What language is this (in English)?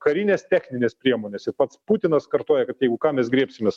Lithuanian